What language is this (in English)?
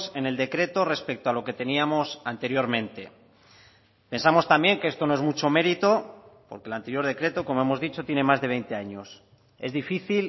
Spanish